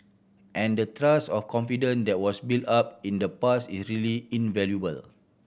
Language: English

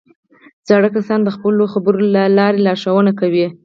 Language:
Pashto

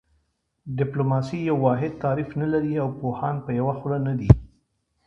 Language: Pashto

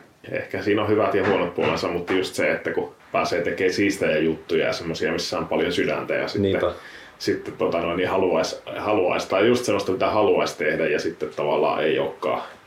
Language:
Finnish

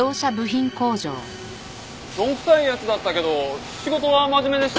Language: Japanese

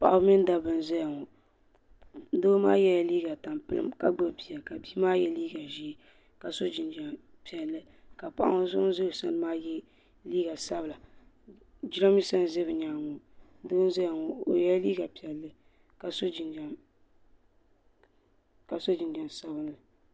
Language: Dagbani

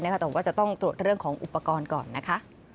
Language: Thai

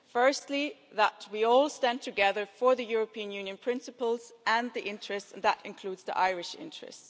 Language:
English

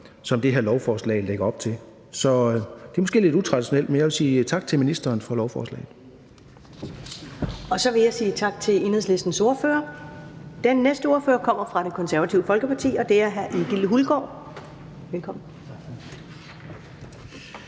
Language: Danish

